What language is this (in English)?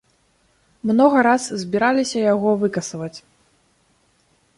Belarusian